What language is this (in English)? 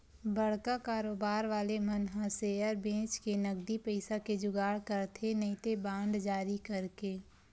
Chhattisgarhi